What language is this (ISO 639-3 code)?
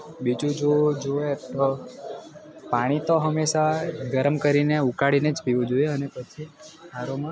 guj